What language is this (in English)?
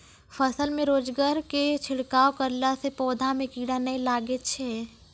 Maithili